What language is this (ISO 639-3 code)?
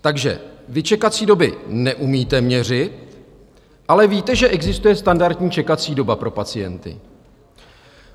ces